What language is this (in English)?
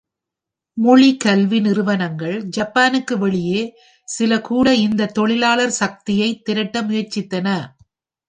Tamil